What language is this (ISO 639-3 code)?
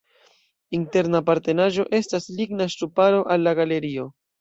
epo